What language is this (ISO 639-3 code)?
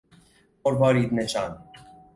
fas